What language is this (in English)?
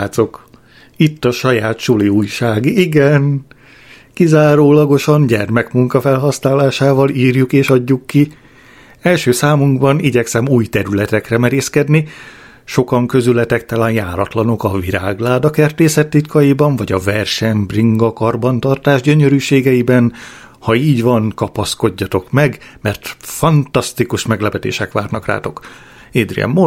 Hungarian